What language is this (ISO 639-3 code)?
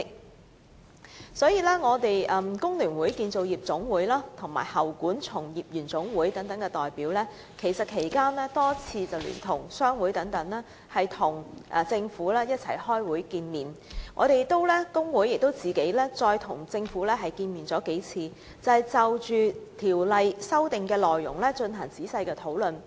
yue